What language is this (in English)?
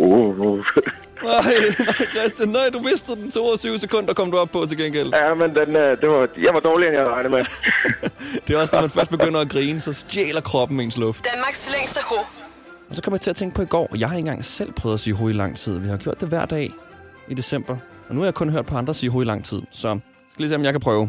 Danish